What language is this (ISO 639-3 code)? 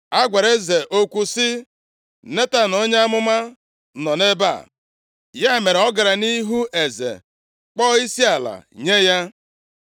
ibo